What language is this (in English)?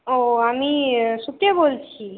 Bangla